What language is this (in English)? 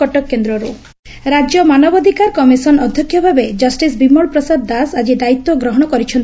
Odia